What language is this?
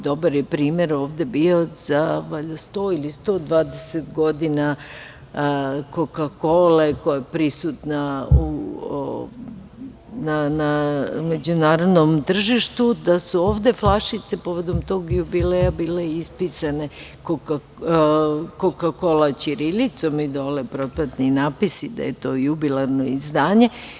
Serbian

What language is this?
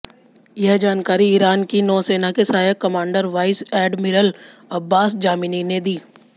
Hindi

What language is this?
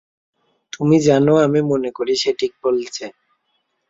Bangla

